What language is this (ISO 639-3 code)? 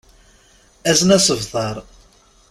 kab